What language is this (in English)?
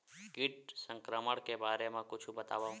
Chhattisgarhi